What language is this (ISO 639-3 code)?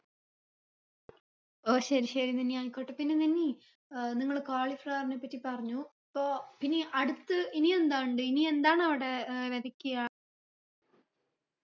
mal